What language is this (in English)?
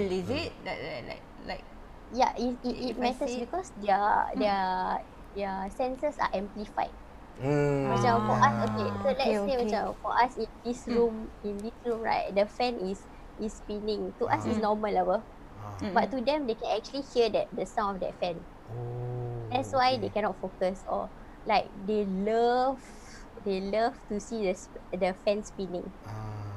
Malay